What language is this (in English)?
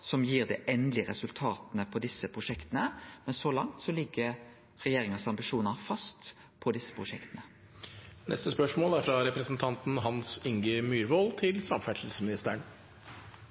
Norwegian Nynorsk